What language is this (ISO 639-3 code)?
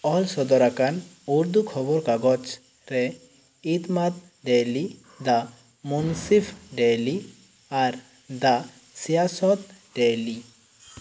sat